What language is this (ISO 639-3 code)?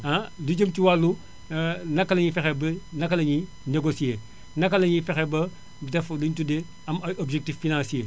wol